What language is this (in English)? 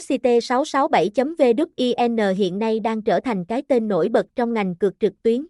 Vietnamese